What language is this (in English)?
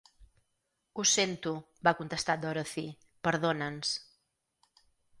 Catalan